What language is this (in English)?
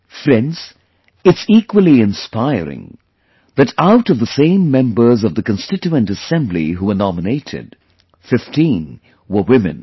English